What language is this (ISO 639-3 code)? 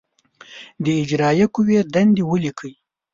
pus